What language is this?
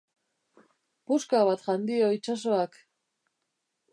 Basque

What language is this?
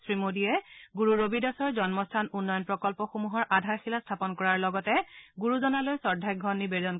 Assamese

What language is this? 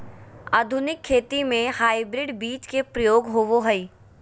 Magahi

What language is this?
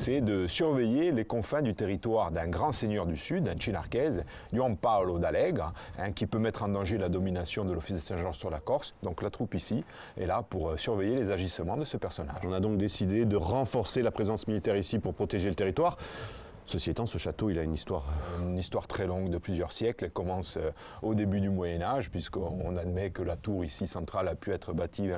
French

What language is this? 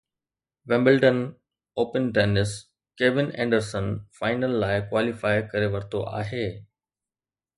Sindhi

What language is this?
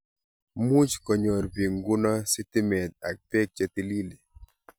Kalenjin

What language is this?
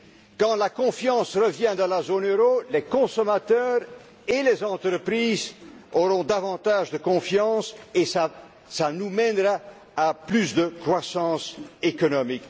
French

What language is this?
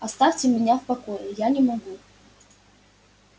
Russian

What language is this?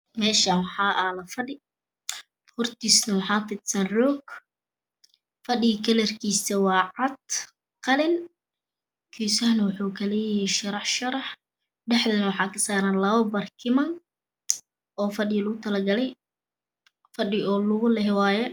Somali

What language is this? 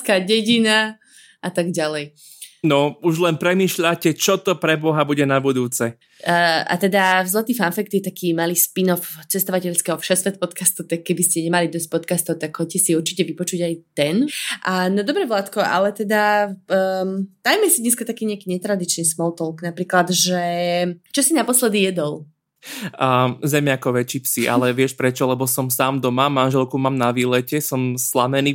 Slovak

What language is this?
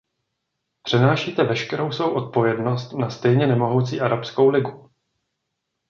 Czech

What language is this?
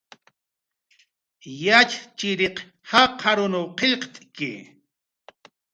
Jaqaru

